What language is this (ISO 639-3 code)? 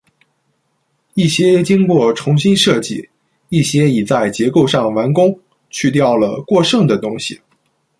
zho